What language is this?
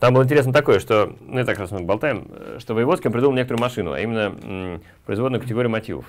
Russian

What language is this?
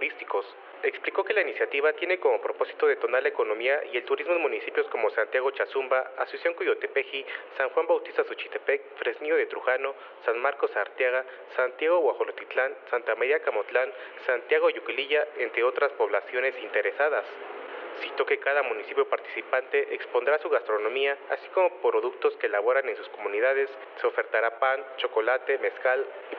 Spanish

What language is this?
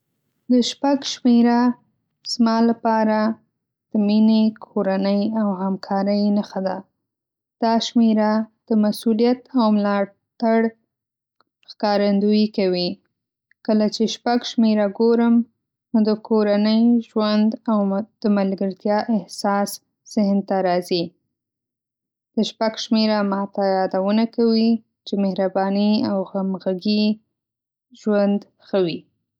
Pashto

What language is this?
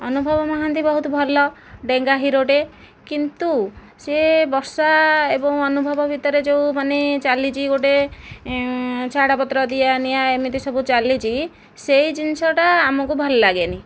Odia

